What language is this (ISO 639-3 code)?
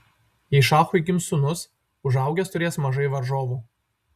lit